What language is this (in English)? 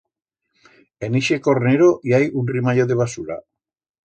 Aragonese